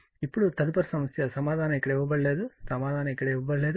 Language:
Telugu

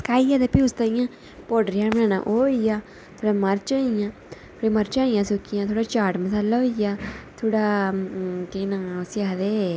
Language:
Dogri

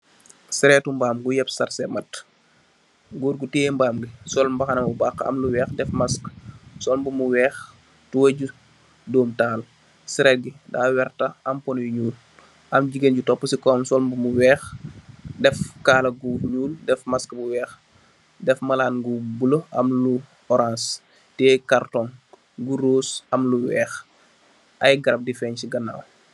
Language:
Wolof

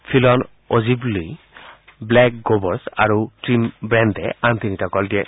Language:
Assamese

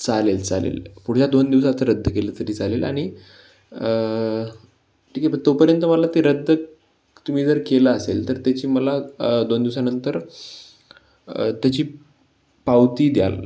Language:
Marathi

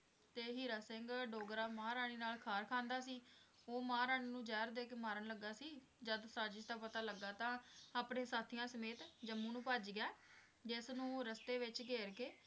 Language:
Punjabi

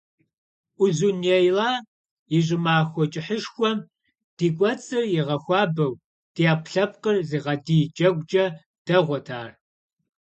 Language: Kabardian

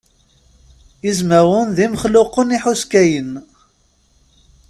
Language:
Kabyle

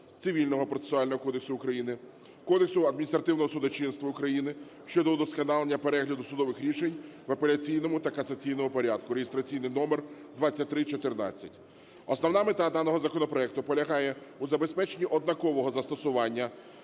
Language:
Ukrainian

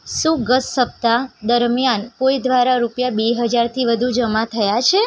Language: Gujarati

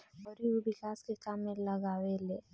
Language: Bhojpuri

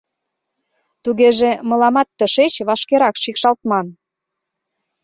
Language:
Mari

